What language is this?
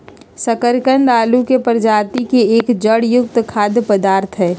Magahi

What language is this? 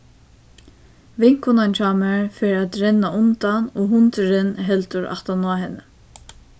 Faroese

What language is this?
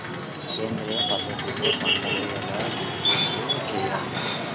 Telugu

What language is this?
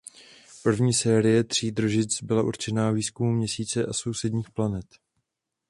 Czech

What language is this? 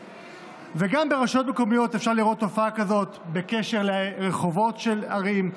Hebrew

